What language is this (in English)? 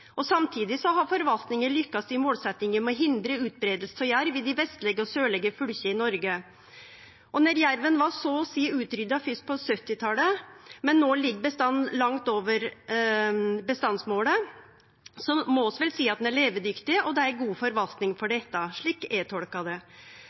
Norwegian Nynorsk